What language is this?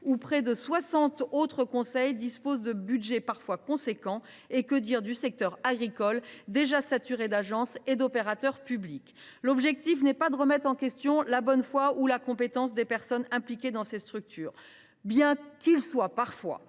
French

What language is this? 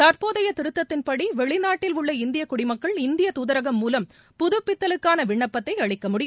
Tamil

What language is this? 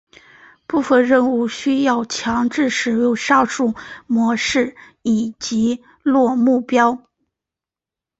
Chinese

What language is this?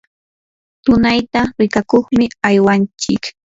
Yanahuanca Pasco Quechua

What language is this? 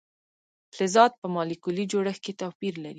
Pashto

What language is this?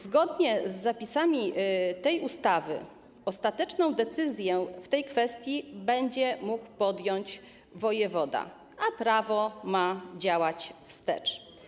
Polish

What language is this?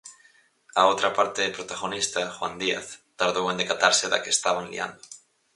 Galician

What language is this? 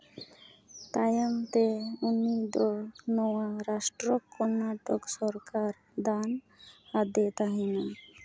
Santali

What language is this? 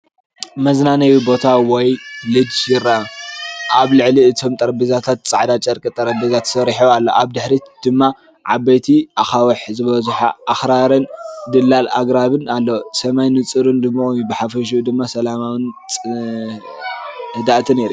Tigrinya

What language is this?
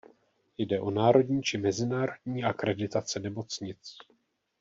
Czech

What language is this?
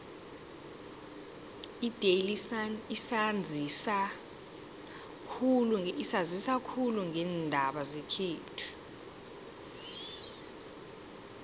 South Ndebele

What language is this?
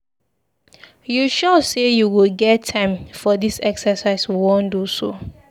Nigerian Pidgin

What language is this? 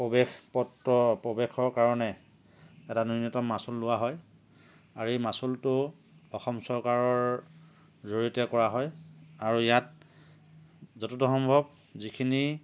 Assamese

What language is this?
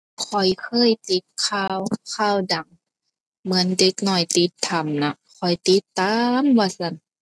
Thai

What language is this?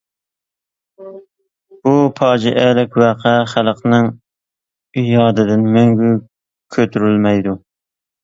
Uyghur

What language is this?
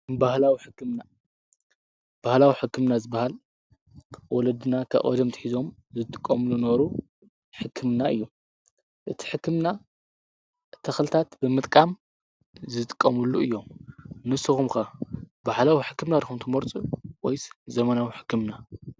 Tigrinya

